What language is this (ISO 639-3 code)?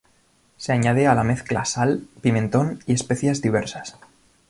spa